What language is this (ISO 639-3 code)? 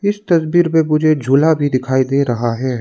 hin